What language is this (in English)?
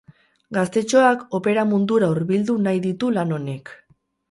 Basque